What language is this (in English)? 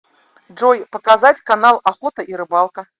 Russian